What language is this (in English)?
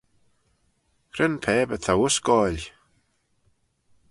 Manx